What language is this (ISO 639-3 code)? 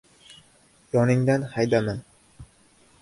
uzb